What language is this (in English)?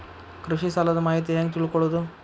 Kannada